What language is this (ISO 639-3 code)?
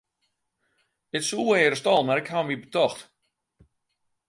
fry